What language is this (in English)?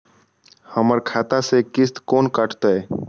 Maithili